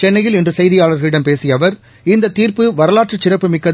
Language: Tamil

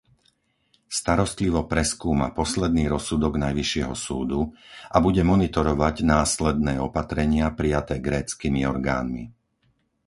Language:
Slovak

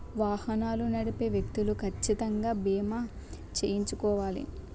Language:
Telugu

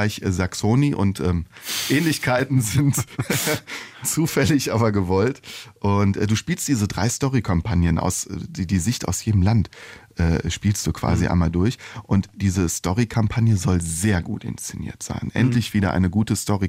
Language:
German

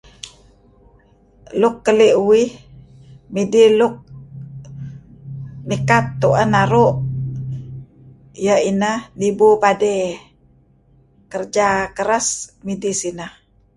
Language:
Kelabit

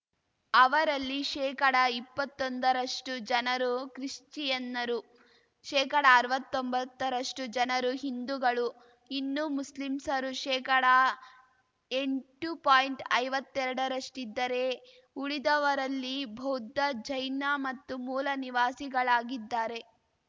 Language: Kannada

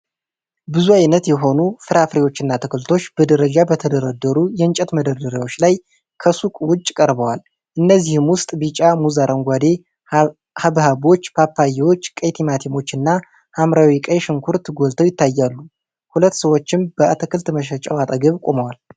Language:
Amharic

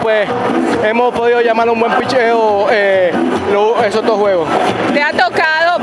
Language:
Spanish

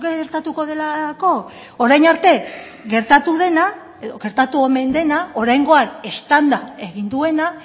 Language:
Basque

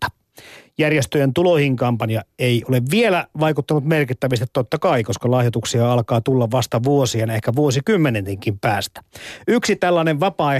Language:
Finnish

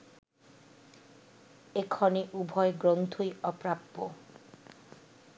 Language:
Bangla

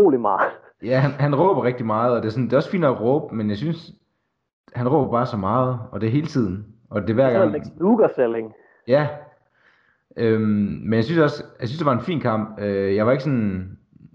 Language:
Danish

